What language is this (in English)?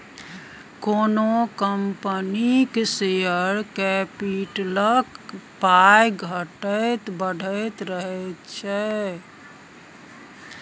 Maithili